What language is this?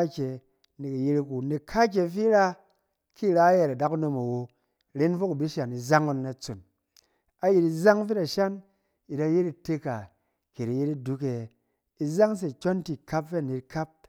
Cen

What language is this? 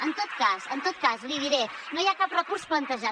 Catalan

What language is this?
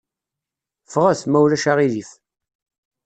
Kabyle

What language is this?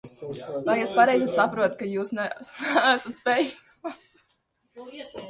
Latvian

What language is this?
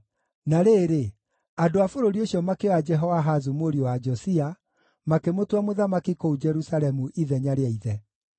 Kikuyu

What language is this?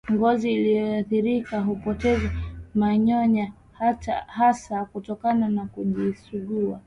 Swahili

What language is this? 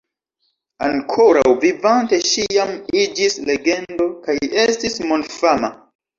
Esperanto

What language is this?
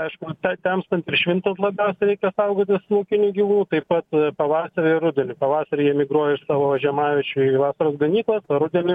Lithuanian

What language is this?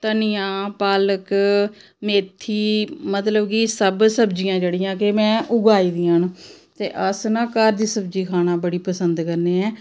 Dogri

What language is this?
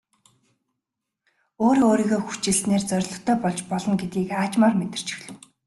Mongolian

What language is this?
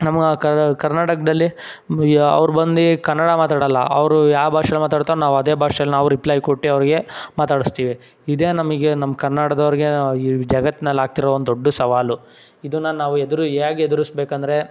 Kannada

